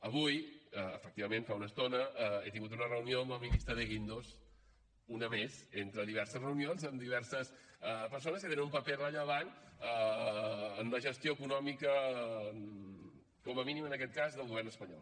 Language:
Catalan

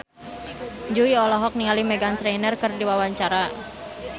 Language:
Sundanese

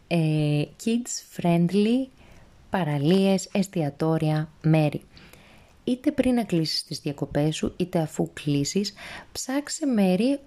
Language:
Greek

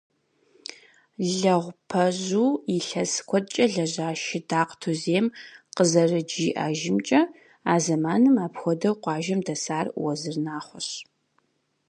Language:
Kabardian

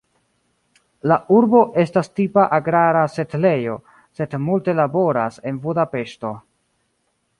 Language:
Esperanto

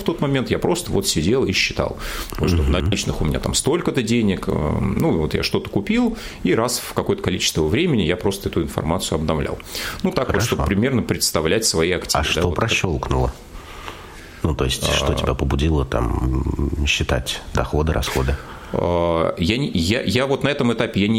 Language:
Russian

